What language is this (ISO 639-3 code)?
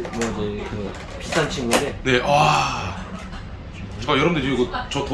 kor